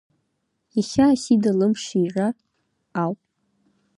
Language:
Abkhazian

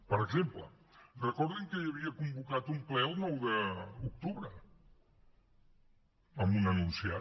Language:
Catalan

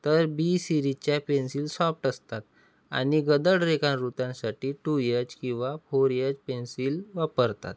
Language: Marathi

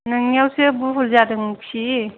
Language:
Bodo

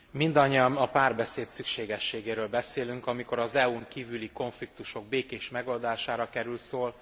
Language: Hungarian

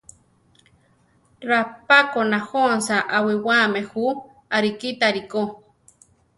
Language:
Central Tarahumara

